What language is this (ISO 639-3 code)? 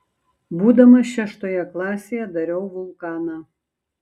lit